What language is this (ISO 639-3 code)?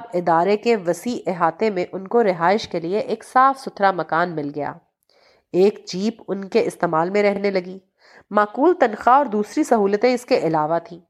urd